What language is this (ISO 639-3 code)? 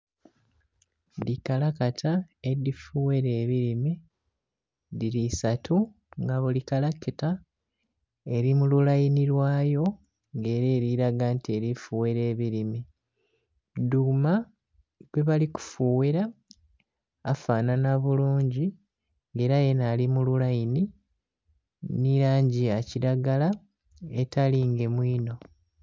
xog